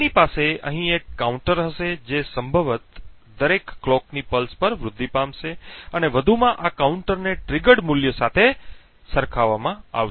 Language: Gujarati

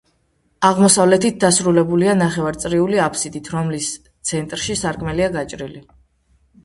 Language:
Georgian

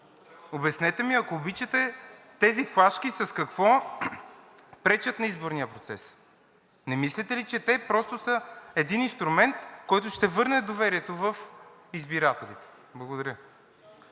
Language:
Bulgarian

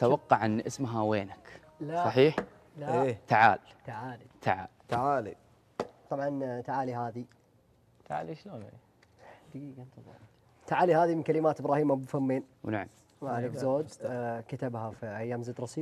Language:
Arabic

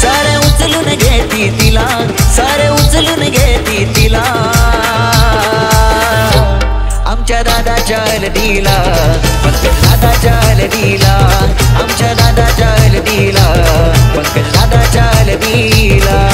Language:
Hindi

